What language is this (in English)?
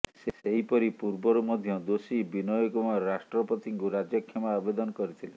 Odia